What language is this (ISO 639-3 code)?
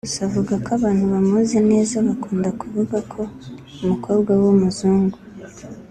kin